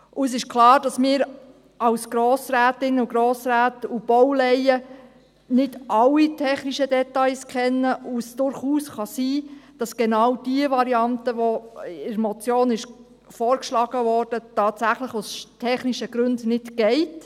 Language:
Swiss German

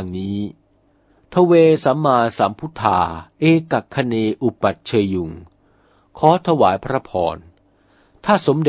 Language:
Thai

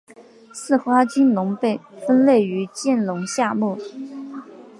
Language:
Chinese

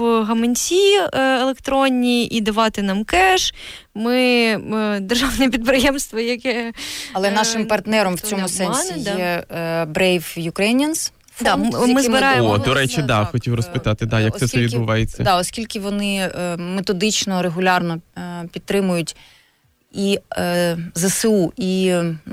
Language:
Ukrainian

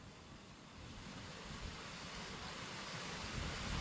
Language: Indonesian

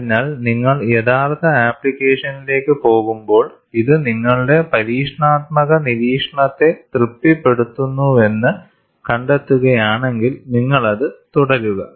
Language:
Malayalam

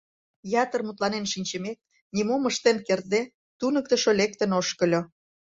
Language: Mari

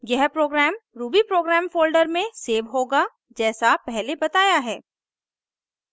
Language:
Hindi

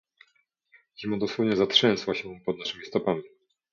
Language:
Polish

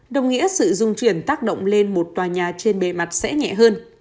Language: Vietnamese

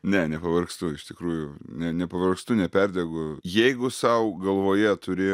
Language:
Lithuanian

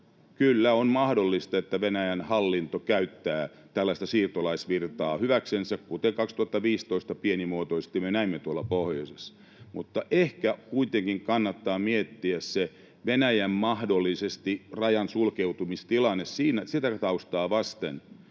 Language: Finnish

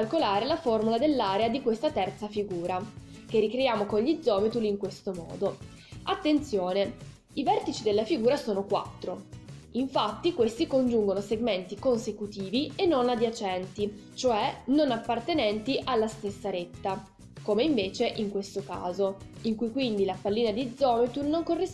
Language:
Italian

